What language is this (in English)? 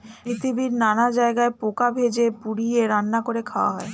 Bangla